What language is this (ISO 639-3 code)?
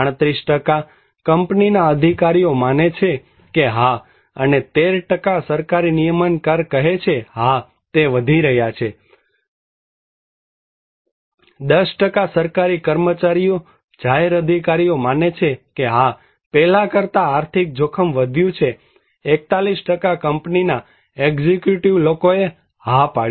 guj